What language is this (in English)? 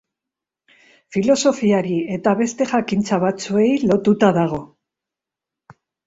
Basque